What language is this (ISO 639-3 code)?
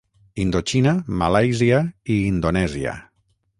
cat